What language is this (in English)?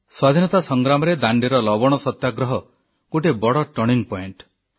Odia